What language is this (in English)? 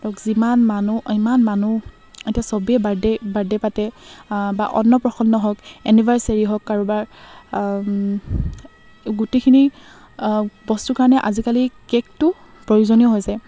Assamese